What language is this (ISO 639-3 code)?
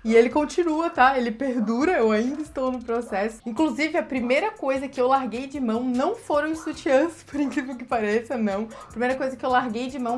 por